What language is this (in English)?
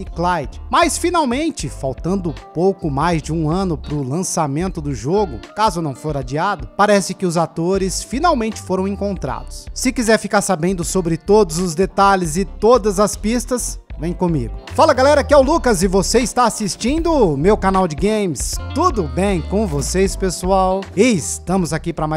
Portuguese